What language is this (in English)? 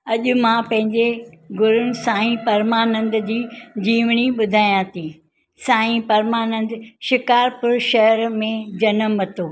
Sindhi